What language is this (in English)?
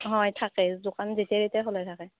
Assamese